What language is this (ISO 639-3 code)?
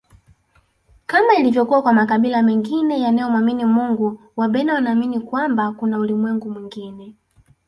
swa